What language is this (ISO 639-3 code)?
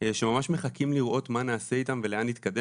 heb